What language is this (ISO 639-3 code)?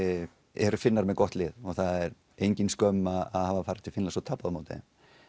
isl